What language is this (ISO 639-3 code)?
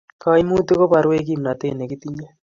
kln